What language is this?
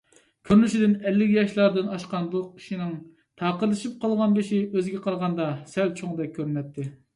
Uyghur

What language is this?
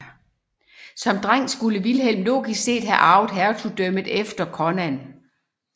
Danish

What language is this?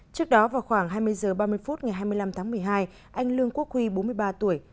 Vietnamese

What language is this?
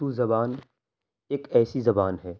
Urdu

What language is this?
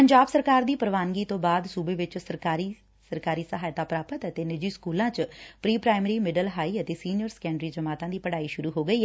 Punjabi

